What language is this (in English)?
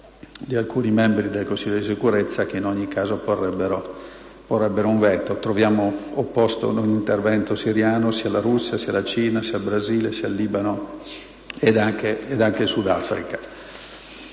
Italian